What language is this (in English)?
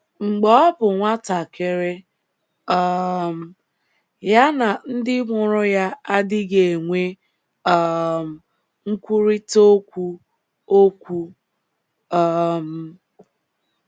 Igbo